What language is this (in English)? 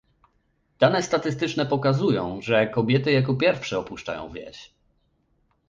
Polish